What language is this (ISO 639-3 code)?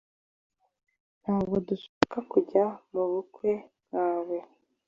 kin